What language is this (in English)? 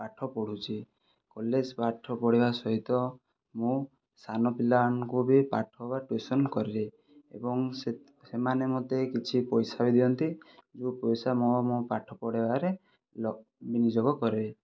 Odia